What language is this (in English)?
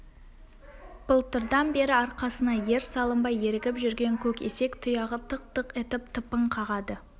Kazakh